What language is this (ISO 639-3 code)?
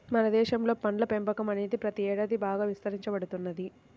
tel